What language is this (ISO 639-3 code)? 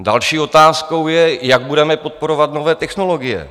ces